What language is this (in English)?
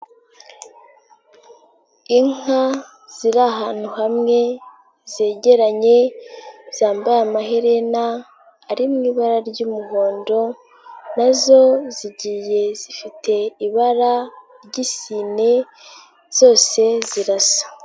Kinyarwanda